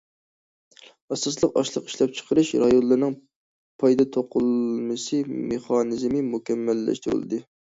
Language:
Uyghur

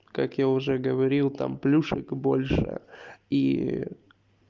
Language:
Russian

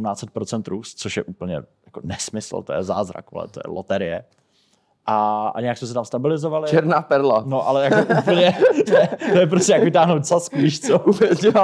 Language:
Czech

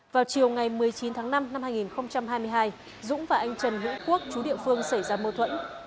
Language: Vietnamese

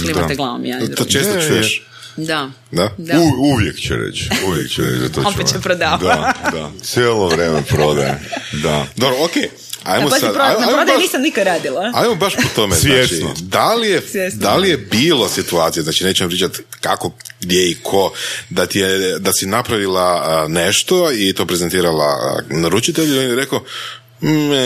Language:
Croatian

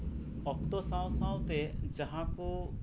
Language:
Santali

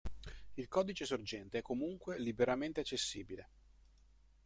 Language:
Italian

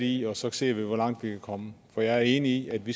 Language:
Danish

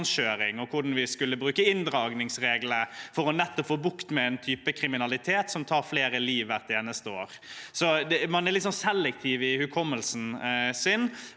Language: Norwegian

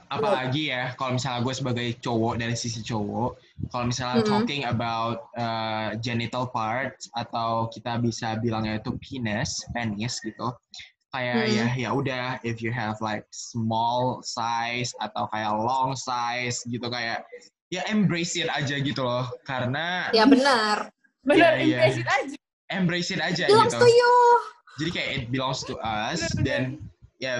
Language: Indonesian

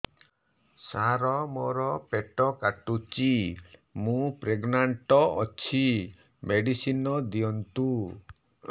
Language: Odia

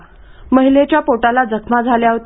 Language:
Marathi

